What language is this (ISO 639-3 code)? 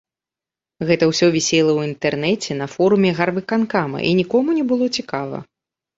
bel